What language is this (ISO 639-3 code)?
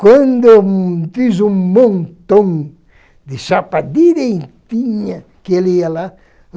por